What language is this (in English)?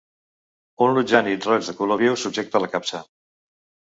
Catalan